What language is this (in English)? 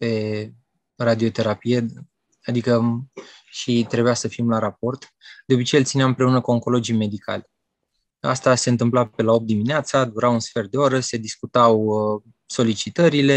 Romanian